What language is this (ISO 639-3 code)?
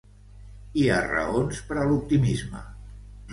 cat